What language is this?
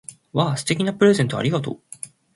Japanese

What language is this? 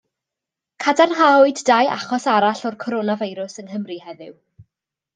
Welsh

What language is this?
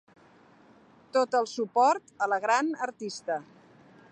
Catalan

